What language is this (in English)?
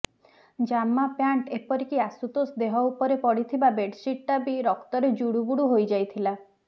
Odia